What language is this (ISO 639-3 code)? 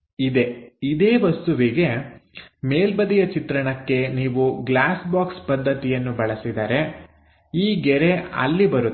kan